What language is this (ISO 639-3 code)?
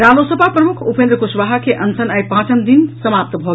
mai